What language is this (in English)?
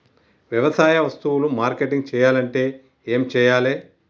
Telugu